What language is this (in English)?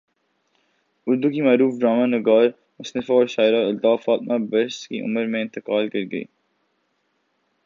Urdu